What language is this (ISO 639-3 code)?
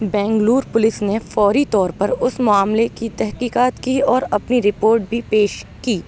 urd